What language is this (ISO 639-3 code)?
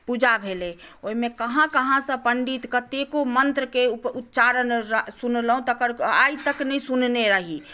mai